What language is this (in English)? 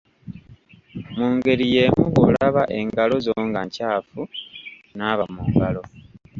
Ganda